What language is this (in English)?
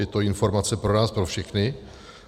Czech